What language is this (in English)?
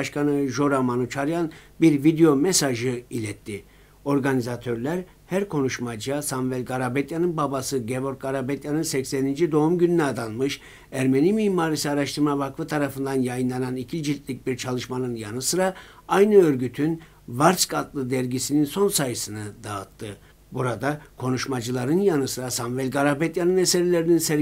Turkish